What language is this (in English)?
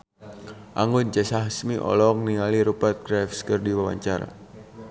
Sundanese